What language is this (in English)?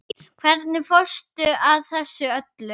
Icelandic